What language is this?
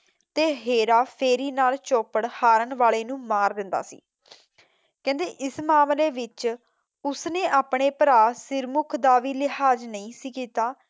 Punjabi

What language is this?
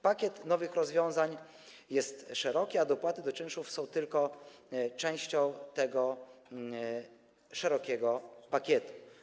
Polish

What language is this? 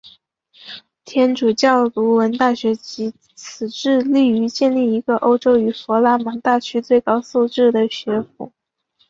Chinese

